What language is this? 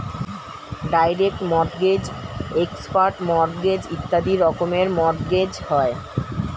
Bangla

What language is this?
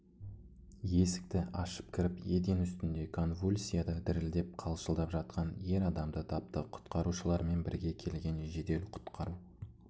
Kazakh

